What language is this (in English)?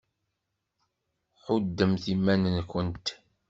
Kabyle